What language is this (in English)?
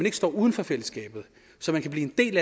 Danish